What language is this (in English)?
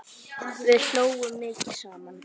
Icelandic